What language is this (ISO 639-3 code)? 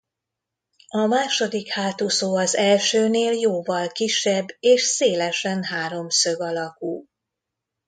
hun